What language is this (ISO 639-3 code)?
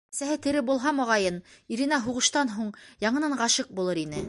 bak